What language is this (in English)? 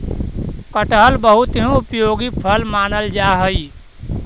Magahi